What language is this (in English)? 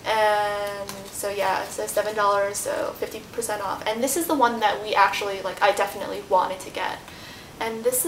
English